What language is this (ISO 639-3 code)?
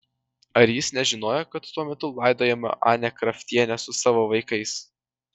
lit